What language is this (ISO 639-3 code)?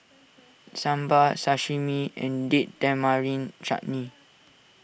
eng